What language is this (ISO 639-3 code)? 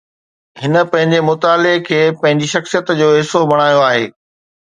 snd